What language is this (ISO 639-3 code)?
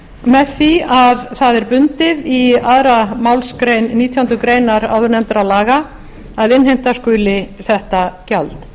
isl